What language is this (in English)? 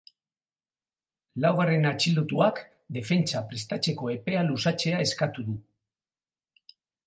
Basque